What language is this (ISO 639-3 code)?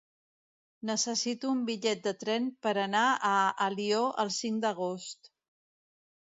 cat